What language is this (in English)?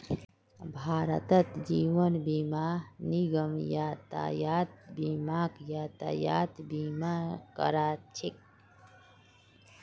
Magahi